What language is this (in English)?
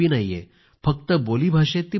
Marathi